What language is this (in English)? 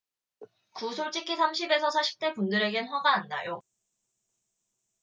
Korean